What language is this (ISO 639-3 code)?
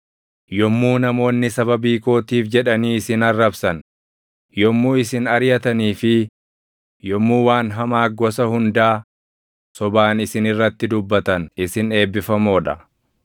orm